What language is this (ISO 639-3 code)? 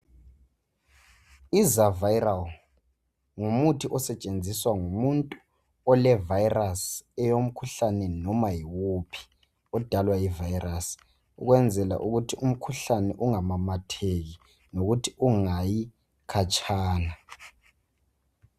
nde